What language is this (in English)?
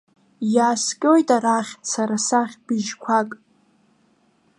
Abkhazian